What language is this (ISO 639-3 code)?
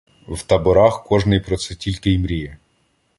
ukr